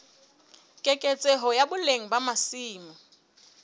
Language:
Southern Sotho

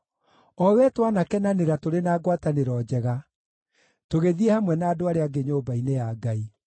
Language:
Kikuyu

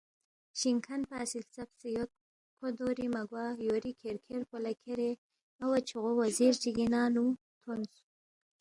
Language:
Balti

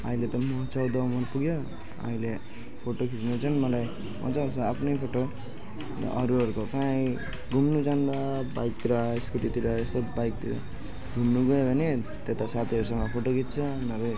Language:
Nepali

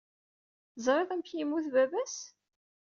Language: Kabyle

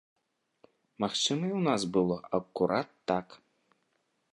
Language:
Belarusian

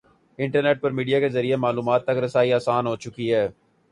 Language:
Urdu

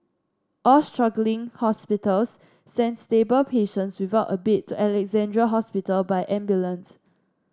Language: English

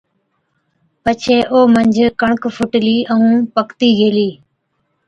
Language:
Od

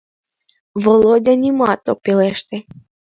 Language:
Mari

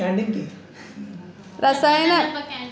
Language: Telugu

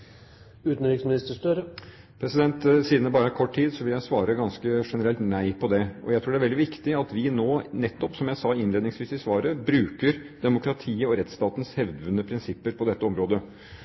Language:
Norwegian Bokmål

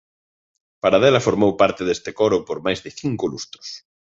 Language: Galician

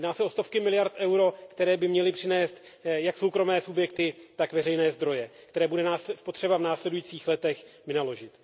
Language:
Czech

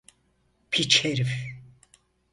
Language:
Turkish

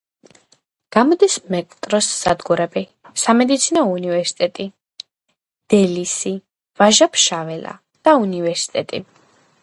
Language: Georgian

